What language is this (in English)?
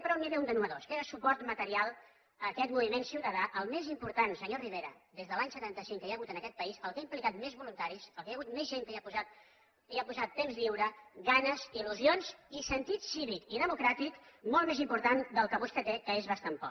Catalan